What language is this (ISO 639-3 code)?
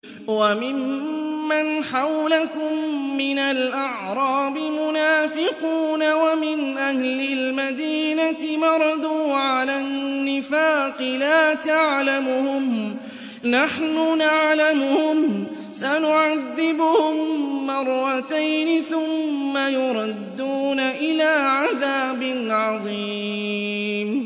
ara